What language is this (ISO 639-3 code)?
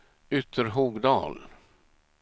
swe